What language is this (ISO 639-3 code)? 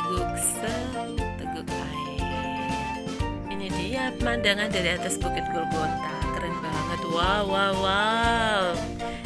ind